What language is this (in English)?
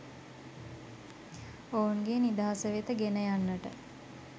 Sinhala